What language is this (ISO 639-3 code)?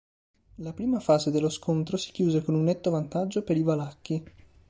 ita